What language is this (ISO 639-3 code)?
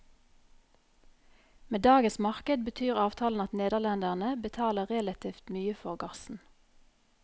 nor